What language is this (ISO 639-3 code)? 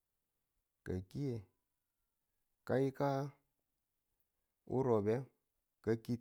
tul